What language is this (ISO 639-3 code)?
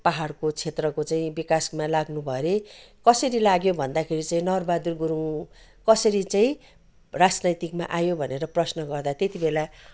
nep